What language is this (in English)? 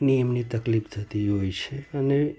Gujarati